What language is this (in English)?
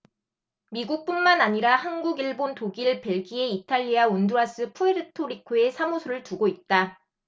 Korean